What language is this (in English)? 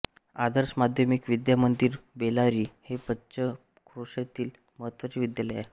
Marathi